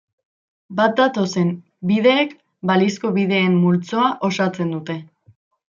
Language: Basque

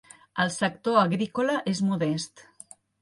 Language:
Catalan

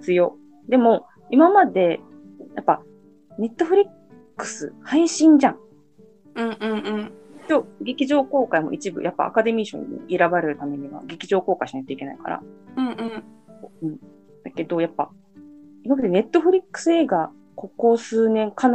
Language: Japanese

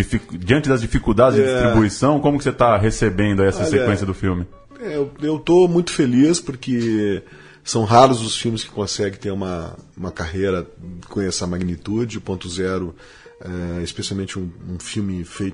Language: Portuguese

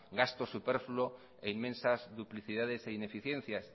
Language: Spanish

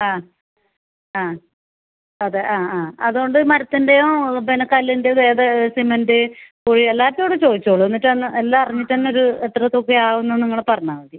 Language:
Malayalam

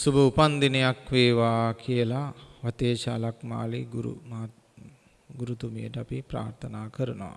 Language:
Sinhala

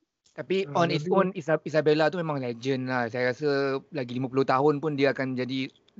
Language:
Malay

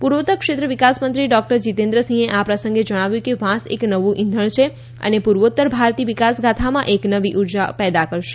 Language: Gujarati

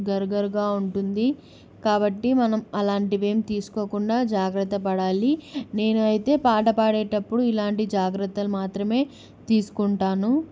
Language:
Telugu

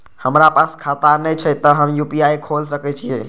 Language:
Maithili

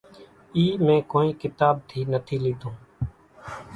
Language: Kachi Koli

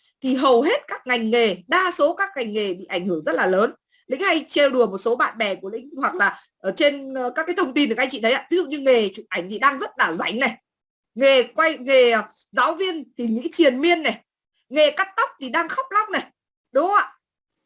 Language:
Vietnamese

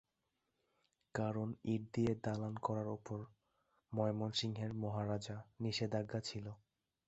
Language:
Bangla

